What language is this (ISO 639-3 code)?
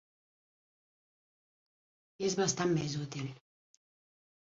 cat